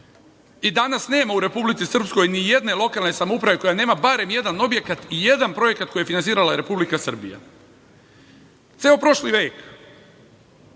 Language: Serbian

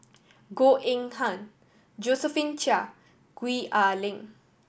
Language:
English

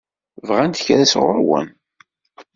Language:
Kabyle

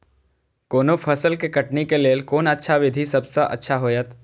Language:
Maithili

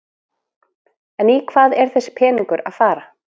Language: Icelandic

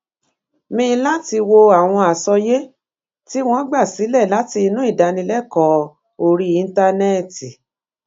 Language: Yoruba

